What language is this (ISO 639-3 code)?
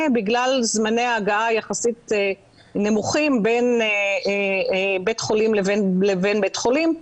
heb